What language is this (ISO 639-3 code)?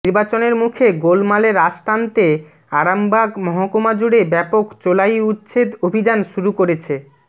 ben